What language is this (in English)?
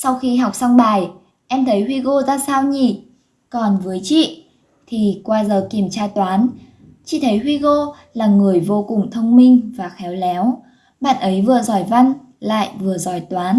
Vietnamese